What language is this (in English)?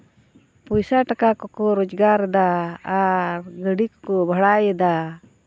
Santali